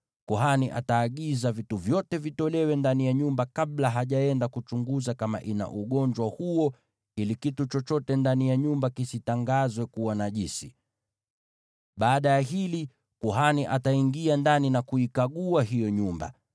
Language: Swahili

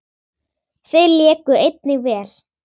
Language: Icelandic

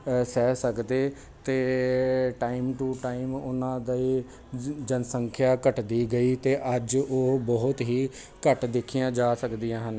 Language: Punjabi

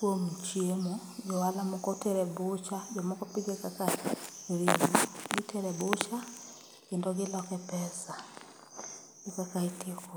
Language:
Luo (Kenya and Tanzania)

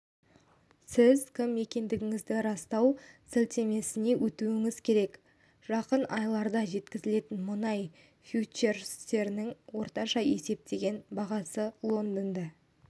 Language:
Kazakh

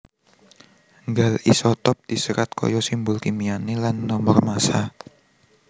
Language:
Javanese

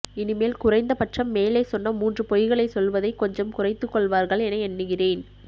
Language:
Tamil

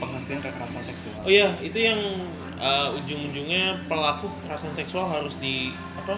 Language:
Indonesian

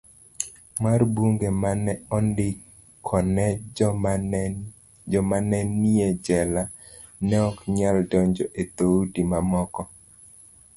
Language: Luo (Kenya and Tanzania)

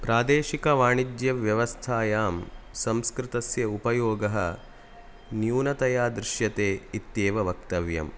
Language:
Sanskrit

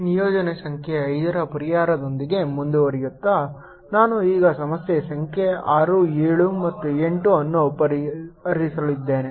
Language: Kannada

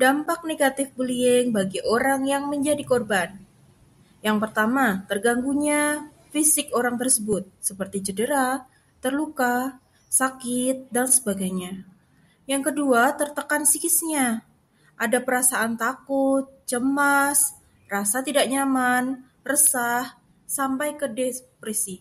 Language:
Indonesian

